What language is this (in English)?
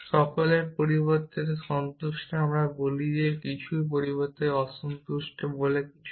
Bangla